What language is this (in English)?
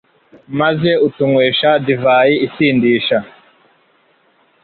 Kinyarwanda